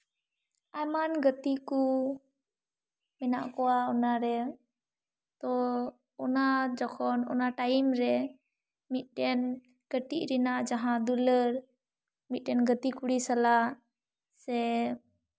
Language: Santali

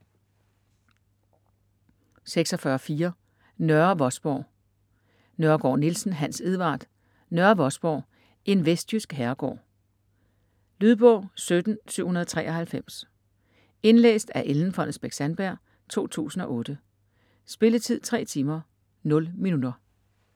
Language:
Danish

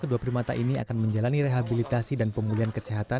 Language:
Indonesian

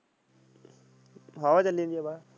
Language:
Punjabi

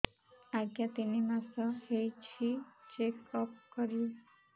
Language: Odia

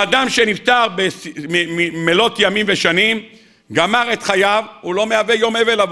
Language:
Hebrew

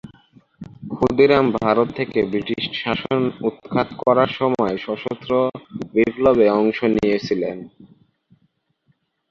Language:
Bangla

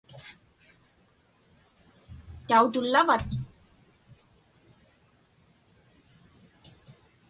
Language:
Inupiaq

